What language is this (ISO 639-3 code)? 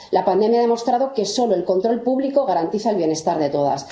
spa